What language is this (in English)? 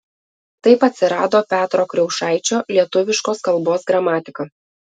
Lithuanian